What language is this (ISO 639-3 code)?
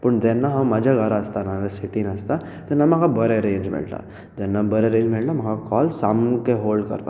kok